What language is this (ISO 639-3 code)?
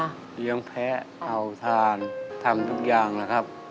tha